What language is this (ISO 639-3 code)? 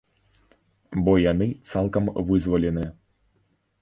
bel